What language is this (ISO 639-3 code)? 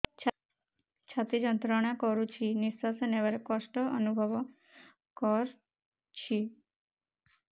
ori